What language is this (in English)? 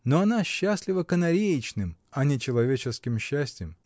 Russian